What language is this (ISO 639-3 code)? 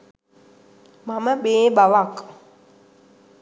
sin